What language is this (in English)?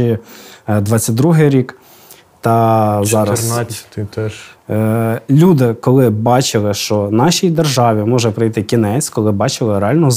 Ukrainian